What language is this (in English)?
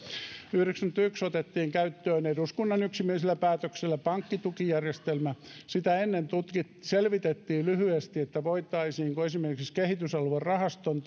Finnish